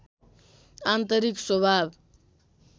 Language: Nepali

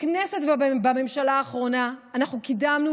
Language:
Hebrew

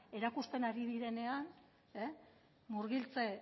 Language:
Basque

